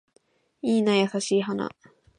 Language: Japanese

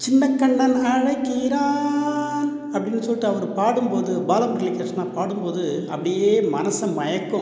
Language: Tamil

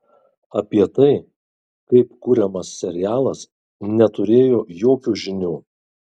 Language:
Lithuanian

